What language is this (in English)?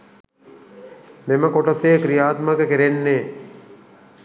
Sinhala